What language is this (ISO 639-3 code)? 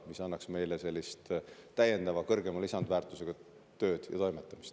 est